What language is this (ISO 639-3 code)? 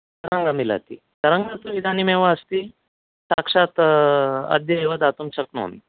san